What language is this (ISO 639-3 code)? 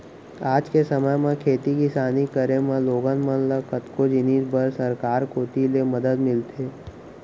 hne